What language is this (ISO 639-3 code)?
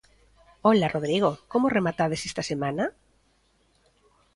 glg